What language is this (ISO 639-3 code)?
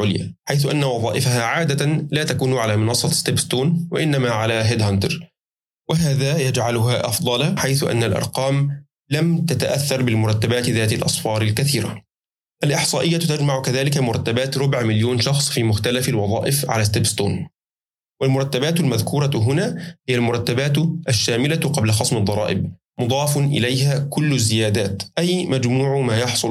ara